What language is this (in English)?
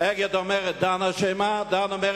Hebrew